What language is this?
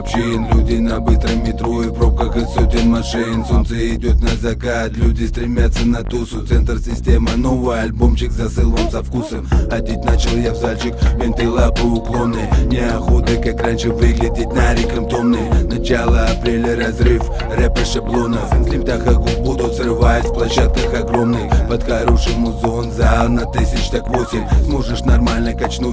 Russian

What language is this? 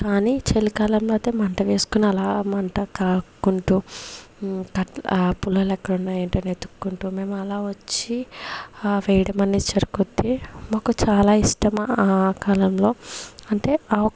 Telugu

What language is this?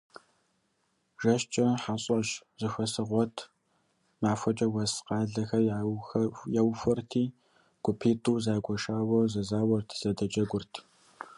Kabardian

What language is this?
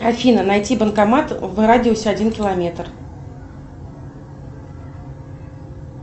Russian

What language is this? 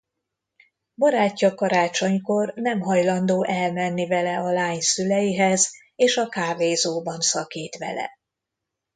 Hungarian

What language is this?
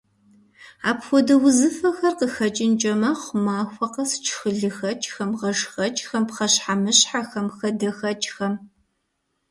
Kabardian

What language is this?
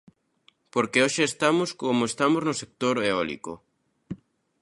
Galician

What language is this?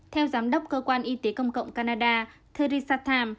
Vietnamese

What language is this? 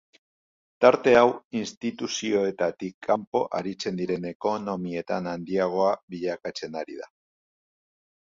Basque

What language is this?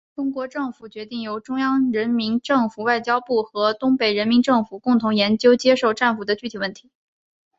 Chinese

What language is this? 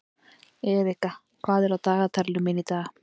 Icelandic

